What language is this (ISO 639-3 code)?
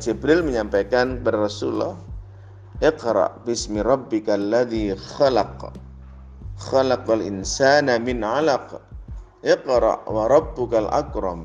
ind